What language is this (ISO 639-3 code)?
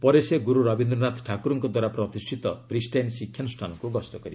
ori